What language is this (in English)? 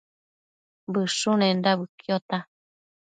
Matsés